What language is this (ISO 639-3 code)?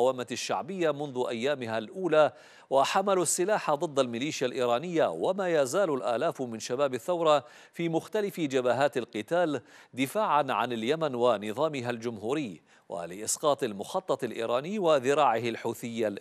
ara